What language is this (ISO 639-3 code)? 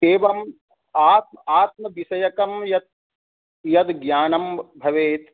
san